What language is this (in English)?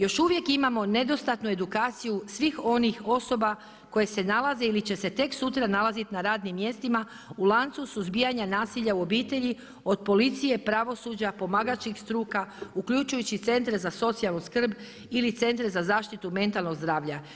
Croatian